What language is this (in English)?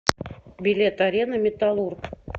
Russian